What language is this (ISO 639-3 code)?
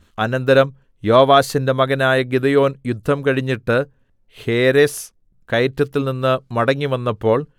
mal